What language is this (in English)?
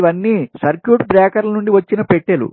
Telugu